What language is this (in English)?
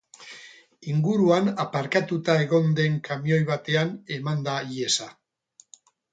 Basque